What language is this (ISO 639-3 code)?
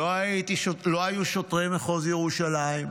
heb